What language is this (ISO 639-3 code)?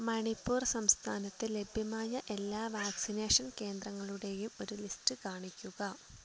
mal